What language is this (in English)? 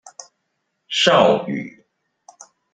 Chinese